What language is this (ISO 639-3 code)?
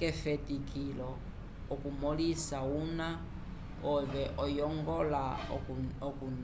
umb